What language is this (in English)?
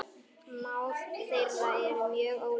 Icelandic